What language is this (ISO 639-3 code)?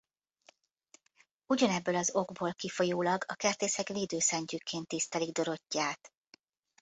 hun